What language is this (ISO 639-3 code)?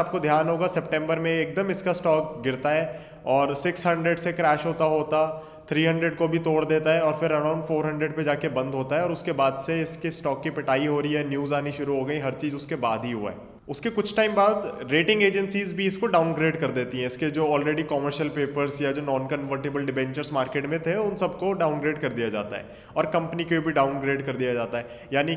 hin